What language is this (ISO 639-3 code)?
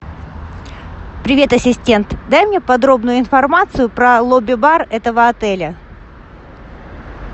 rus